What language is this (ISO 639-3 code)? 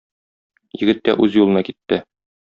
tat